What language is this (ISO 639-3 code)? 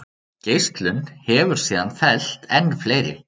isl